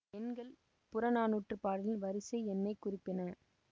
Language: Tamil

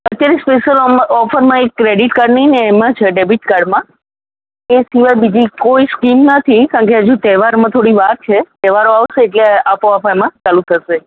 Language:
Gujarati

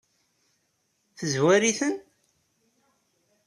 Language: Kabyle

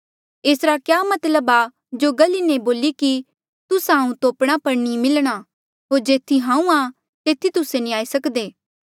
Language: Mandeali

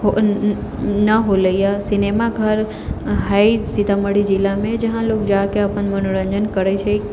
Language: Maithili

